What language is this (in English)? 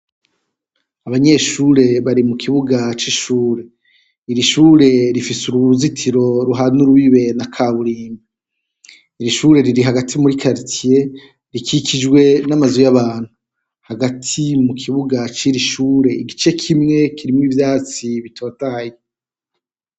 Rundi